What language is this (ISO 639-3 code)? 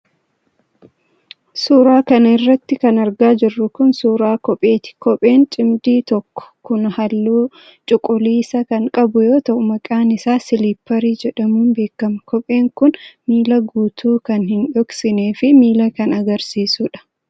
orm